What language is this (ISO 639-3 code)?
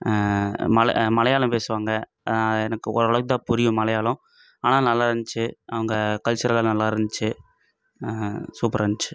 tam